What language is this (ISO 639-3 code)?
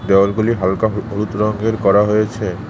ben